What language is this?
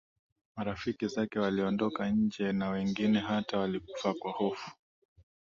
Swahili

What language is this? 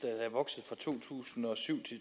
Danish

